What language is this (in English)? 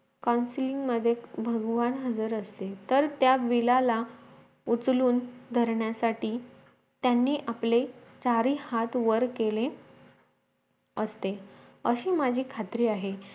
Marathi